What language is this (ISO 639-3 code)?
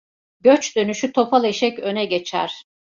tur